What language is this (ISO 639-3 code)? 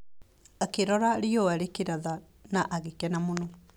kik